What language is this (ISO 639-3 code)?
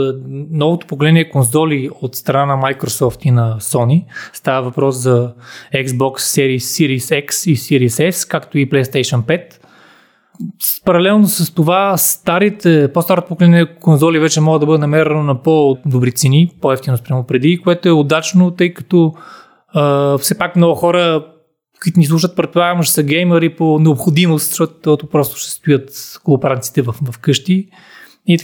bul